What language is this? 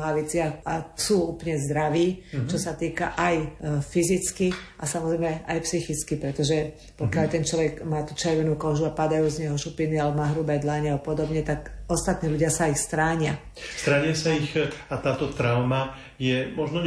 Slovak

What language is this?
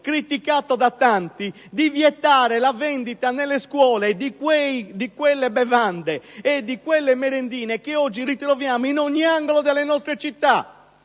Italian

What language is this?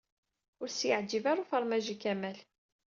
Kabyle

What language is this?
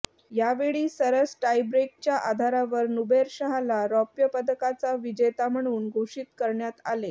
Marathi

